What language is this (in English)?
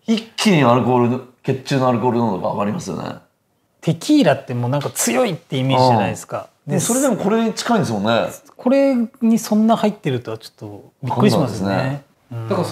Japanese